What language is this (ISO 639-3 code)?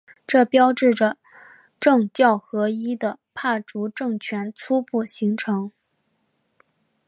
zho